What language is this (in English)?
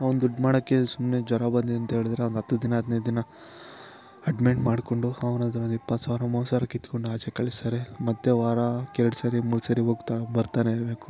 Kannada